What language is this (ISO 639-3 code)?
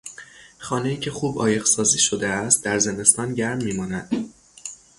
fas